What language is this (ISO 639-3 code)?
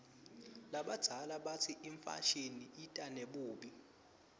ssw